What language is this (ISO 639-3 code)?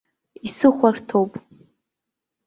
abk